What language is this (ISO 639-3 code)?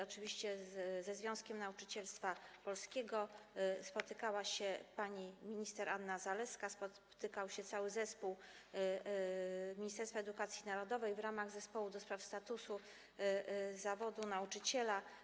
pol